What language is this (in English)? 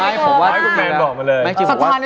Thai